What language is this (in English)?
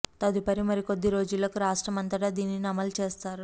Telugu